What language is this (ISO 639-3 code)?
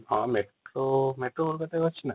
ori